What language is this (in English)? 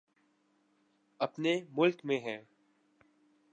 Urdu